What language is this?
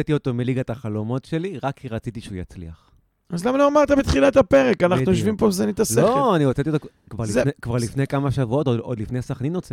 Hebrew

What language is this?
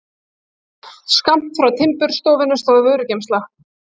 Icelandic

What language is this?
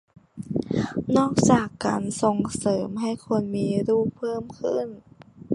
Thai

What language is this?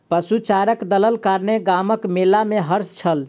Maithili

